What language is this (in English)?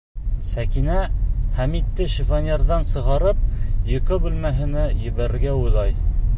Bashkir